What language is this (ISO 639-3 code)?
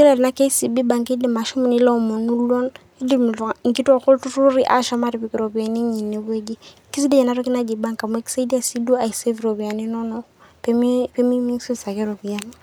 mas